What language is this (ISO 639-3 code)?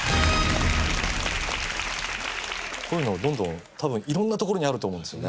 jpn